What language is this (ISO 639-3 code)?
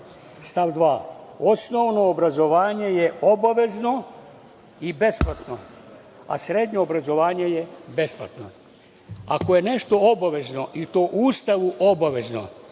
srp